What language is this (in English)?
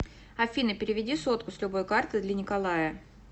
Russian